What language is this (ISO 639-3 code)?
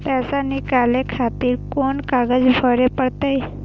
mai